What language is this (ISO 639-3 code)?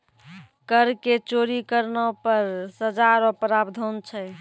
mai